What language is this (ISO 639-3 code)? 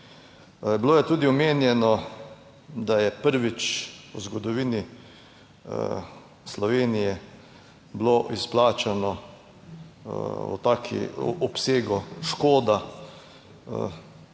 slv